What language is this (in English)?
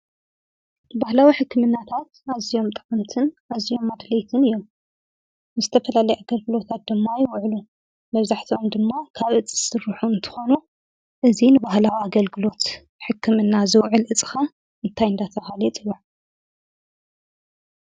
Tigrinya